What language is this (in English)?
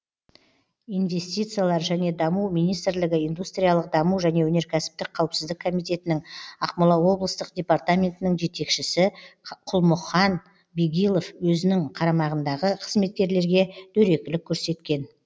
Kazakh